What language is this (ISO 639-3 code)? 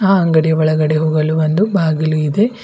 kan